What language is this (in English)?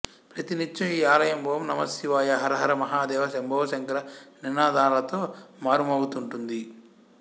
Telugu